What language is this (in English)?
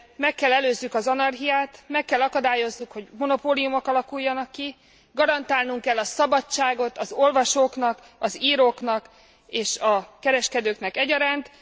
Hungarian